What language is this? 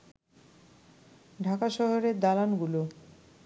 Bangla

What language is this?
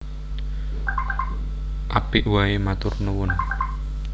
Javanese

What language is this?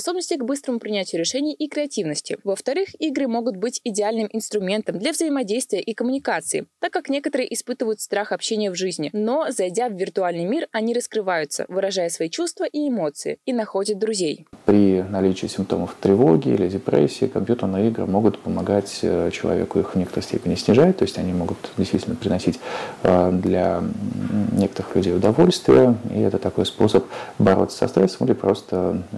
Russian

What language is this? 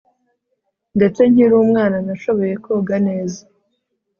Kinyarwanda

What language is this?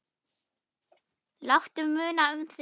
Icelandic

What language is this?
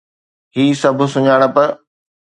Sindhi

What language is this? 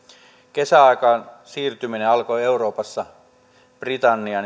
Finnish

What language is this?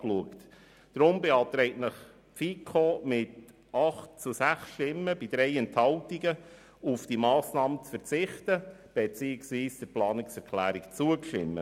Swiss German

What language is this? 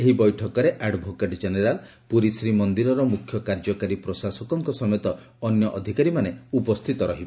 Odia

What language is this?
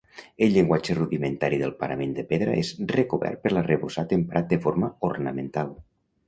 Catalan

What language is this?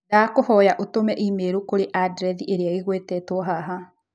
Kikuyu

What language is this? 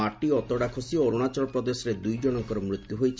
Odia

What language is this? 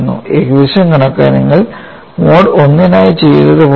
Malayalam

